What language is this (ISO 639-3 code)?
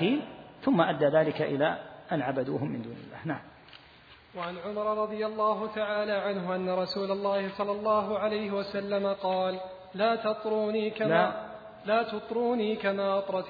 ara